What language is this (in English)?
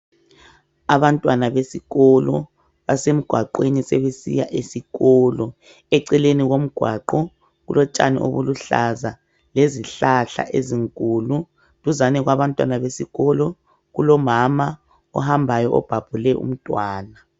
North Ndebele